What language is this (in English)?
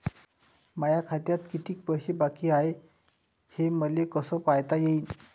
Marathi